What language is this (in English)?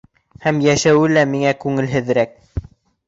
Bashkir